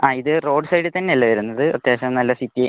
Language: Malayalam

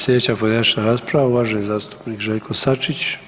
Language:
Croatian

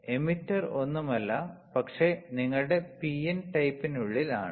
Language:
Malayalam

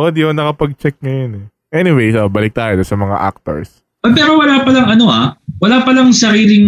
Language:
Filipino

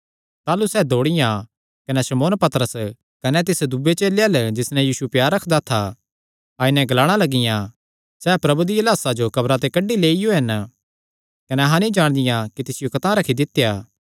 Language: Kangri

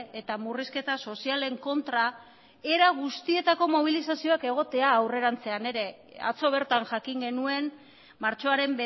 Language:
Basque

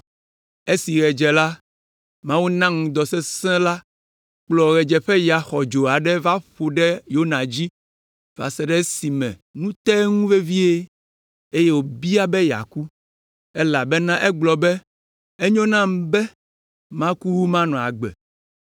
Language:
Ewe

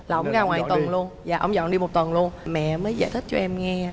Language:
Vietnamese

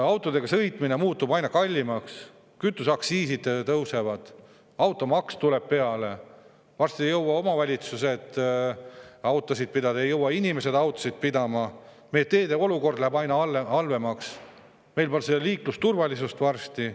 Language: Estonian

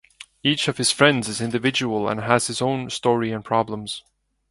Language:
English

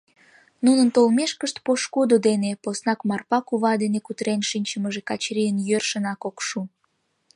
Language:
Mari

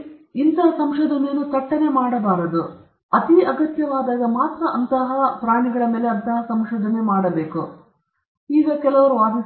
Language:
Kannada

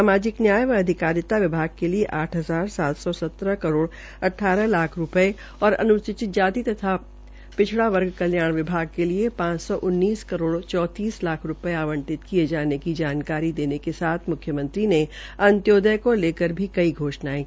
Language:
Hindi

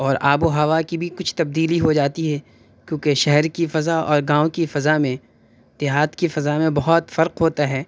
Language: Urdu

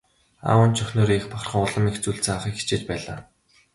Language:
Mongolian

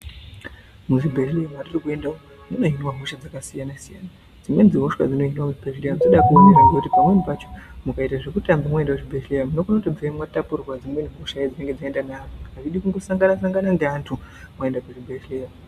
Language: Ndau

